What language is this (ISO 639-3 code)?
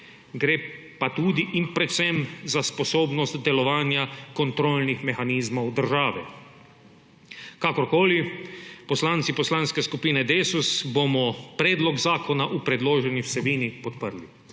slv